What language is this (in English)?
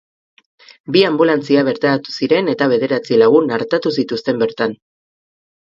Basque